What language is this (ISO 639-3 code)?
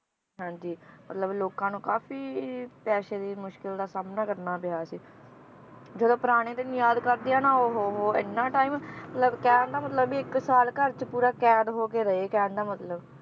pan